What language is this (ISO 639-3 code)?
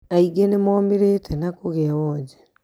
kik